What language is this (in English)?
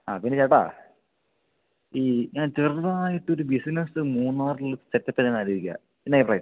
Malayalam